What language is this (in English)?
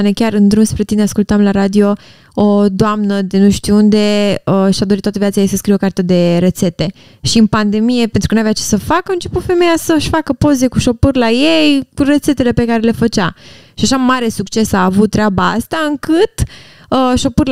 Romanian